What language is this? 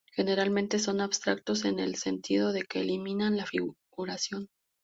Spanish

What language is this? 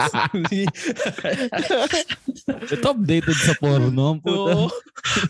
Filipino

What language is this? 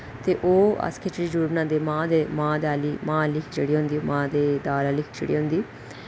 Dogri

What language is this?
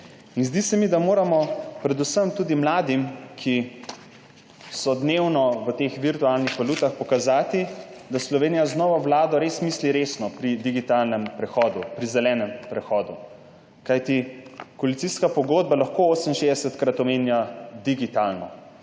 Slovenian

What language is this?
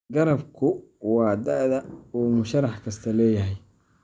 Somali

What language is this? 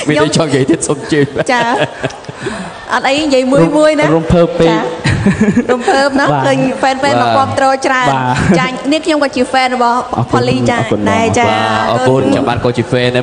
Thai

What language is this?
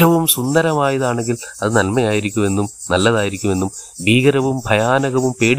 Malayalam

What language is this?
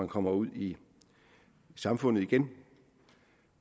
Danish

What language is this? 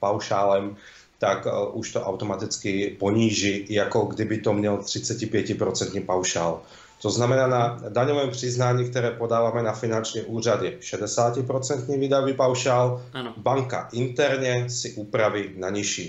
Czech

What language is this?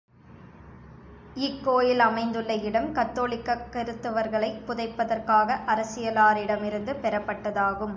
Tamil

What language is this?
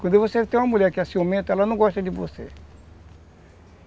Portuguese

